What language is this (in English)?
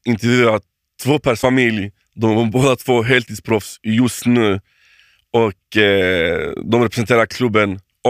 Swedish